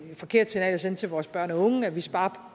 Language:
Danish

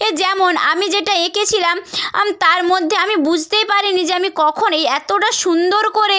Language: Bangla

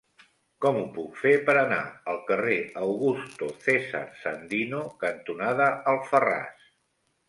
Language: Catalan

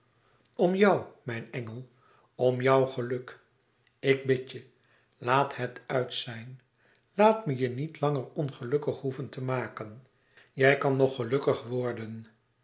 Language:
Dutch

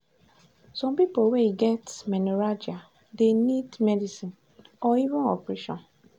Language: Nigerian Pidgin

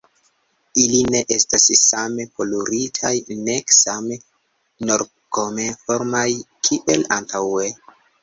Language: Esperanto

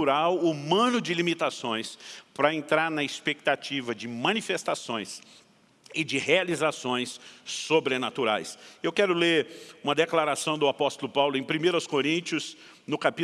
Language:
Portuguese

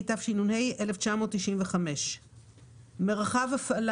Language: Hebrew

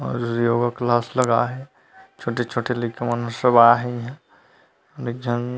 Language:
Chhattisgarhi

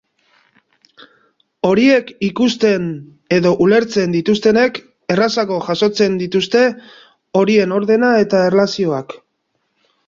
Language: Basque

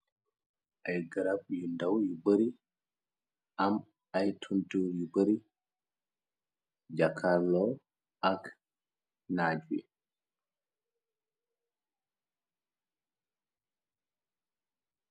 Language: Wolof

